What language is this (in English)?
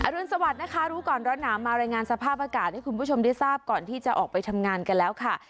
Thai